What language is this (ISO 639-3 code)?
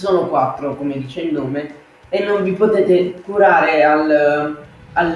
ita